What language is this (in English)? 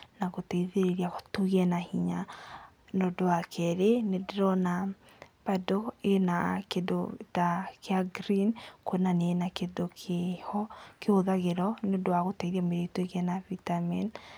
Kikuyu